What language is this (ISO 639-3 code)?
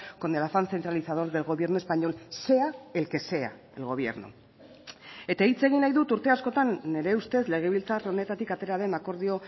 eus